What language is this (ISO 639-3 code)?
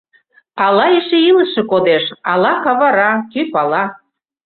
chm